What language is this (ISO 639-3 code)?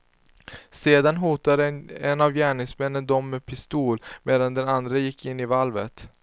swe